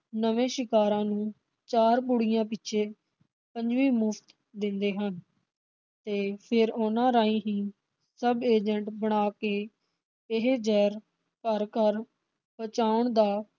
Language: Punjabi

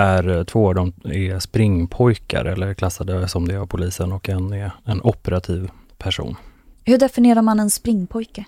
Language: Swedish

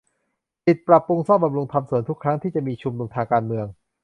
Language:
Thai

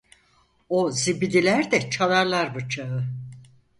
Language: Turkish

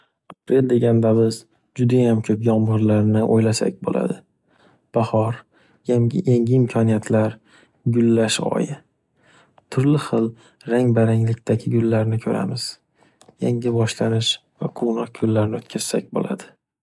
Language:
Uzbek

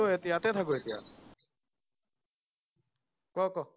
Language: Assamese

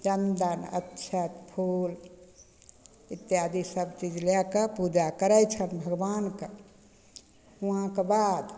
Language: Maithili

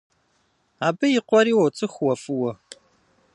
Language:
Kabardian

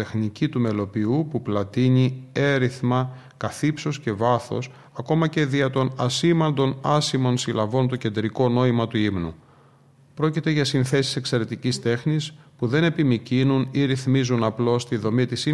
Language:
Greek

